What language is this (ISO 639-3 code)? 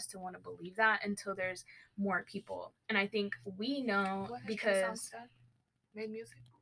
eng